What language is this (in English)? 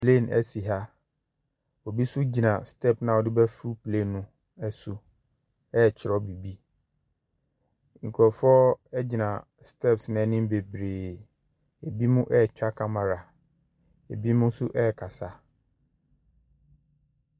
Akan